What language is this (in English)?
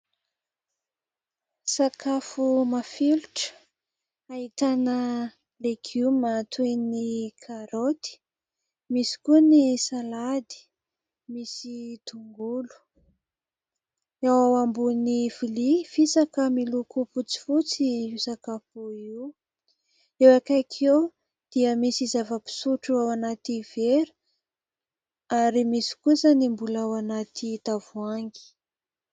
Malagasy